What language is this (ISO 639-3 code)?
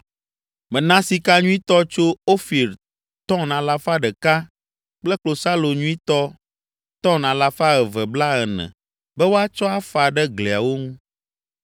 ewe